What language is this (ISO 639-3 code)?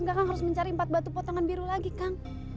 ind